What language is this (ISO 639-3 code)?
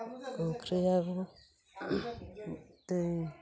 brx